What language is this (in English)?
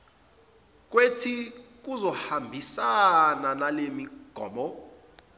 Zulu